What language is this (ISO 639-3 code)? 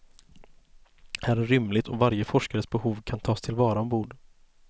swe